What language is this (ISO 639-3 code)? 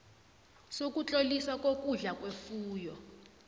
nbl